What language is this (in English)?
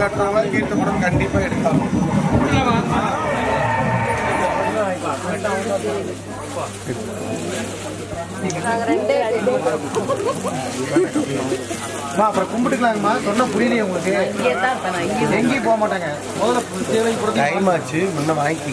Tamil